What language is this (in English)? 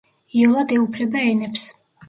Georgian